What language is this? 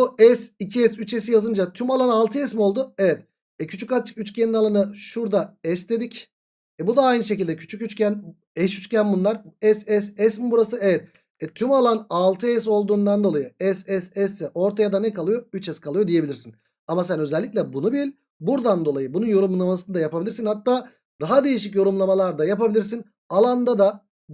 Turkish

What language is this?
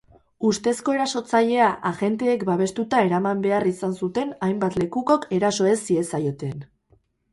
Basque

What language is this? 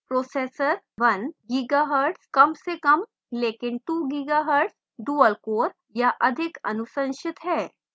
Hindi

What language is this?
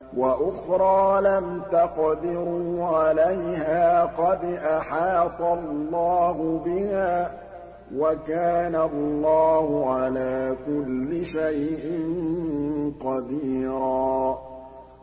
Arabic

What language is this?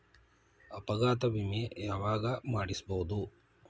Kannada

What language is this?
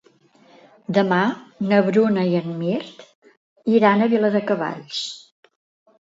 Catalan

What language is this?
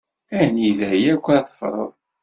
Kabyle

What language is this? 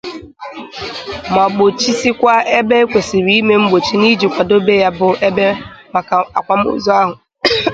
Igbo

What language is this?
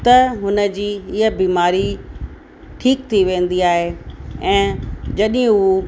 Sindhi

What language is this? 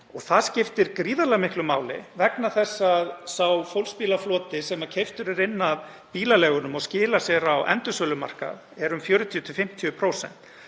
Icelandic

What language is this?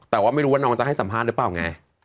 Thai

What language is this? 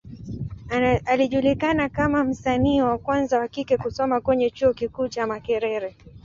Swahili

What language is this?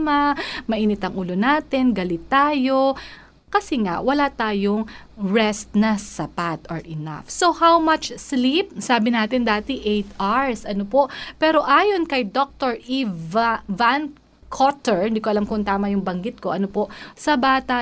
Filipino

